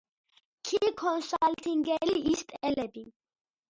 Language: Georgian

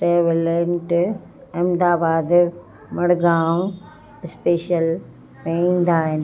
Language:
Sindhi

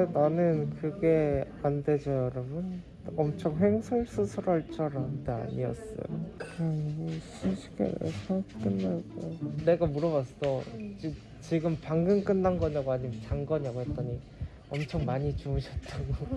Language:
Korean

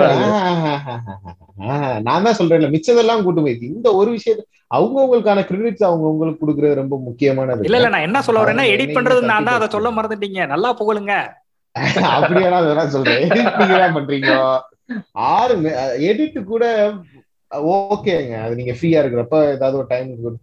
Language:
Tamil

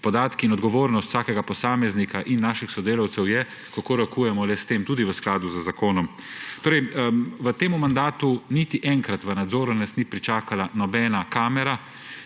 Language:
Slovenian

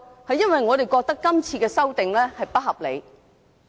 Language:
Cantonese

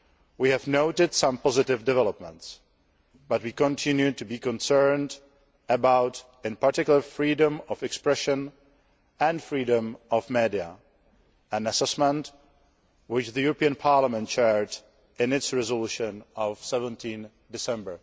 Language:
English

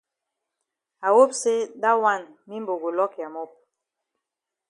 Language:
Cameroon Pidgin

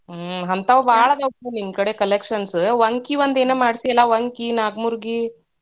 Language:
Kannada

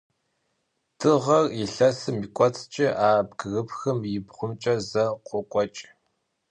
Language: Kabardian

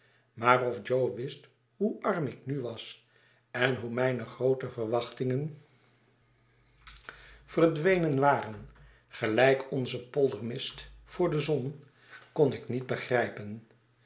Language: Dutch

